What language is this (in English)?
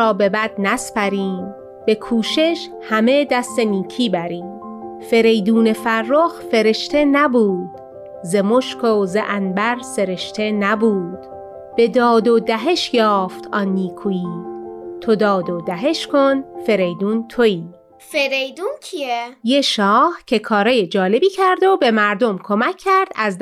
Persian